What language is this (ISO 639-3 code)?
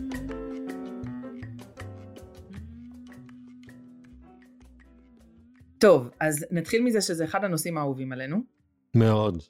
heb